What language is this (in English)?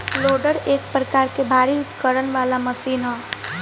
Bhojpuri